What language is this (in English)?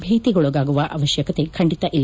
Kannada